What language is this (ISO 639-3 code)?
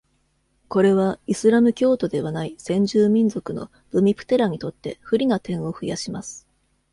jpn